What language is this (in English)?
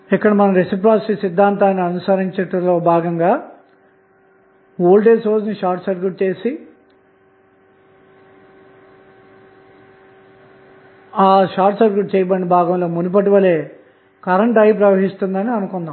Telugu